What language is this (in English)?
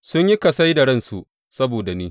Hausa